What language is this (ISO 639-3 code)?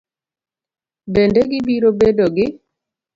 luo